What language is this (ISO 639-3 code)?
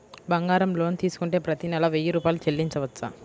tel